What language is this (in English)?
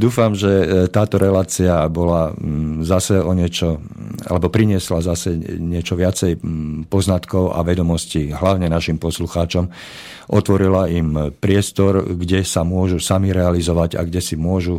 Slovak